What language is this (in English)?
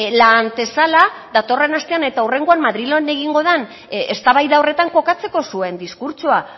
Basque